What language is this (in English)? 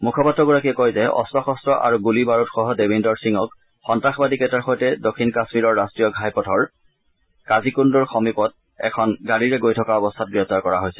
Assamese